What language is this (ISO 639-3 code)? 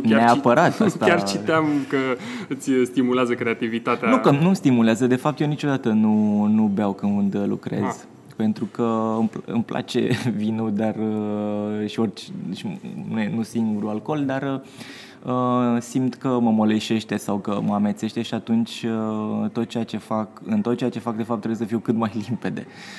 ron